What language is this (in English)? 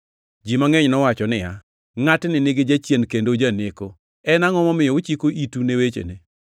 Luo (Kenya and Tanzania)